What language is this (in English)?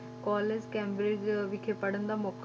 Punjabi